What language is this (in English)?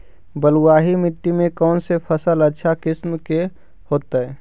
Magahi